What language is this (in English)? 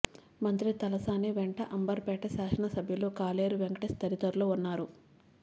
Telugu